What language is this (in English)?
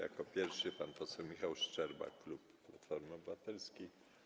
Polish